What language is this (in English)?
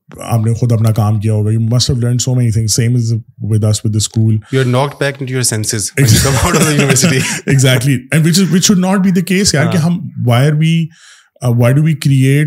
Urdu